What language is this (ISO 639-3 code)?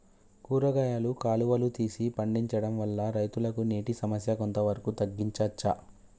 tel